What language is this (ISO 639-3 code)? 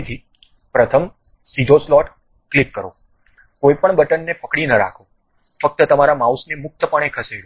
guj